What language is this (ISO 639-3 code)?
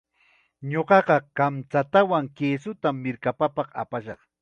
qxa